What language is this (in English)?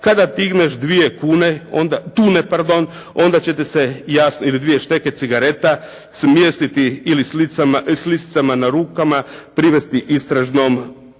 Croatian